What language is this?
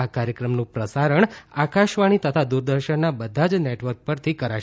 Gujarati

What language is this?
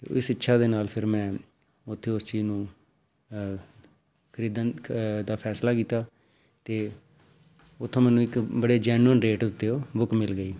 Punjabi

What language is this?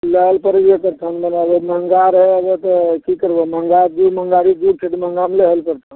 Maithili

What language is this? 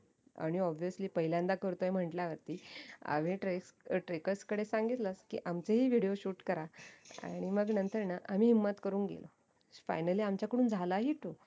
Marathi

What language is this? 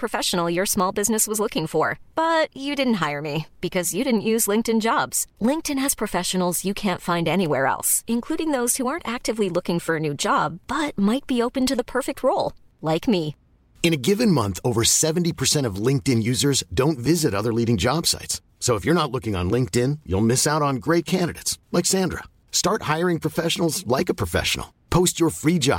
Filipino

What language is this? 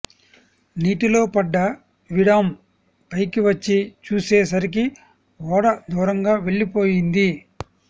Telugu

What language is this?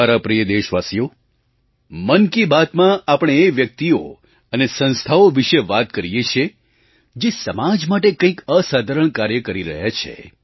Gujarati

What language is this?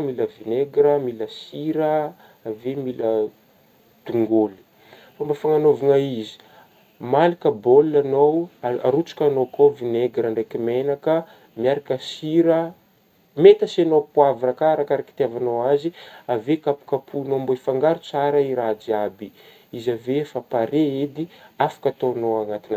Northern Betsimisaraka Malagasy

